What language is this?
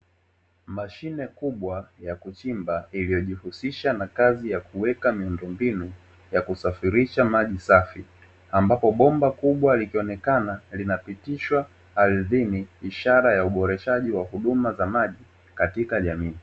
Swahili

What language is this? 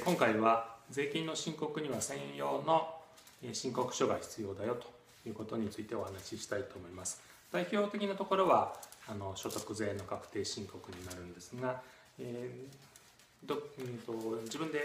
Japanese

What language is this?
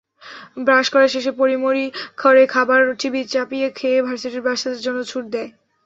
Bangla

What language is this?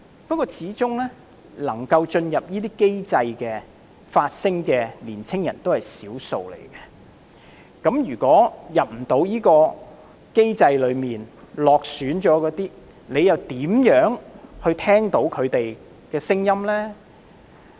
Cantonese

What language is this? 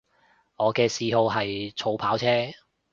Cantonese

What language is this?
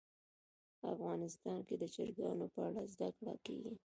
Pashto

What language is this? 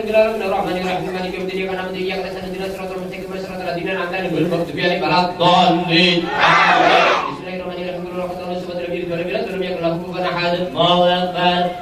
Indonesian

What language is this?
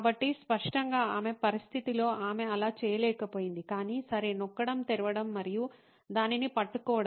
Telugu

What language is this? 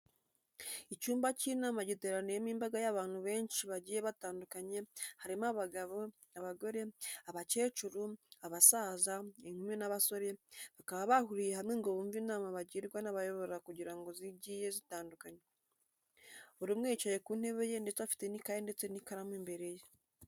Kinyarwanda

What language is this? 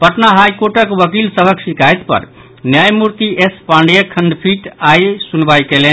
Maithili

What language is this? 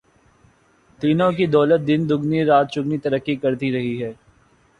Urdu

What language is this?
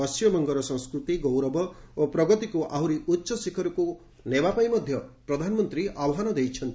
Odia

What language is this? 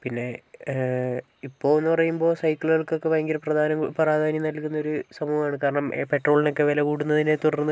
Malayalam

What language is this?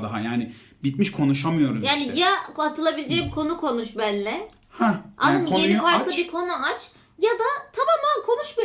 Turkish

